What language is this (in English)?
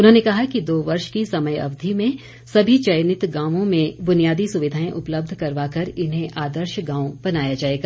Hindi